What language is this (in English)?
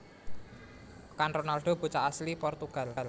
Javanese